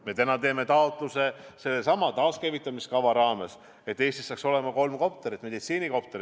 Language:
Estonian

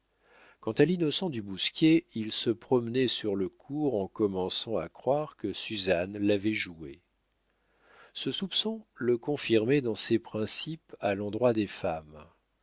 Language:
French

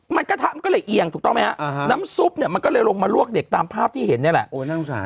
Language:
Thai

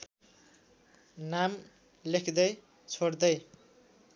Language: Nepali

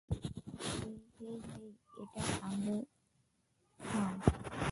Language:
Bangla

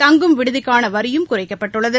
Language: Tamil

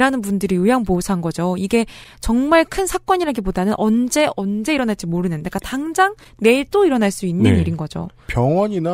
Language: Korean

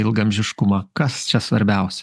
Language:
Lithuanian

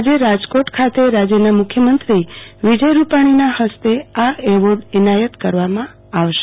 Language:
Gujarati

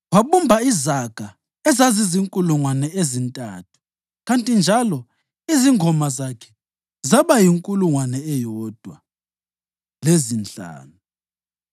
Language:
North Ndebele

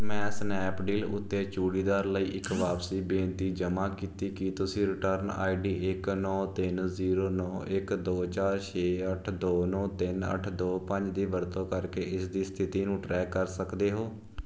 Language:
Punjabi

